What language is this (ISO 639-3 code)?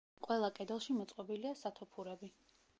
kat